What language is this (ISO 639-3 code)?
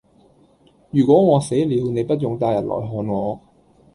yue